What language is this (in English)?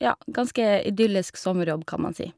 Norwegian